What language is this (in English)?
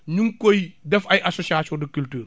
Wolof